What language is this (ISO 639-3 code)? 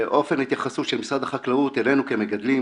heb